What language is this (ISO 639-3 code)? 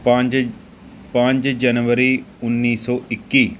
pan